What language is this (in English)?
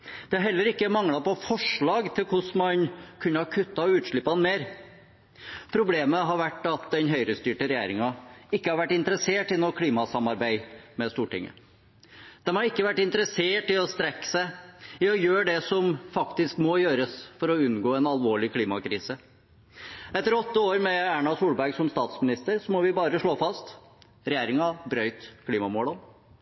Norwegian Bokmål